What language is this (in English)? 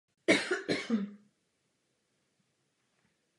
Czech